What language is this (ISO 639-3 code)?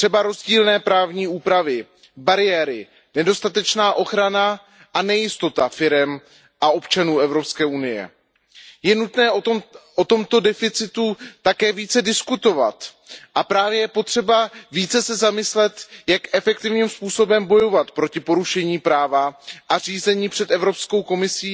ces